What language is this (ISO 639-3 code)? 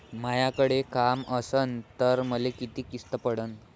mar